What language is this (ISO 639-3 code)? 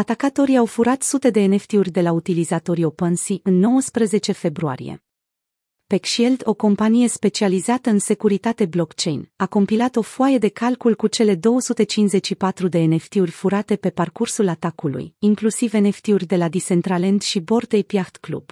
ron